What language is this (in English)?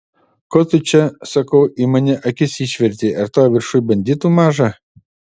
Lithuanian